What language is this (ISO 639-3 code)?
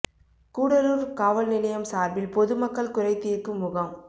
tam